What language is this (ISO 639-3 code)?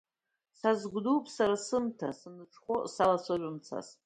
abk